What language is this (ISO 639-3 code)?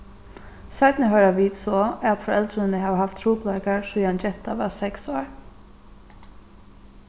fao